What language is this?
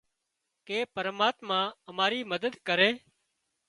Wadiyara Koli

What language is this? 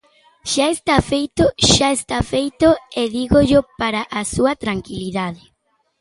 Galician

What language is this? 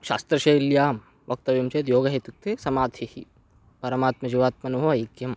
Sanskrit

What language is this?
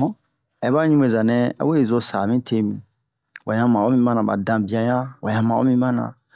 Bomu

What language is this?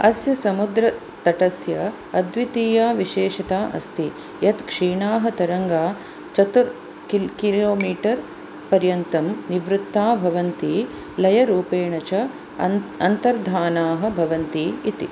Sanskrit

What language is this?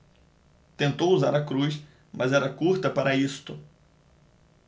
Portuguese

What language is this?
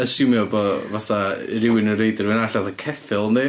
Welsh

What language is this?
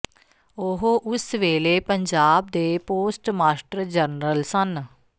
Punjabi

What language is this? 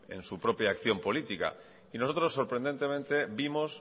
Spanish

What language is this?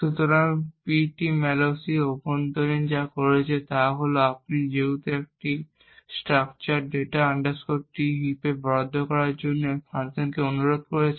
Bangla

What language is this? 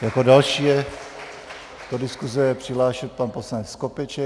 Czech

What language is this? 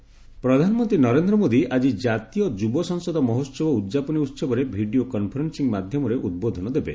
Odia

